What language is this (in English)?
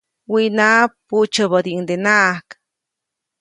Copainalá Zoque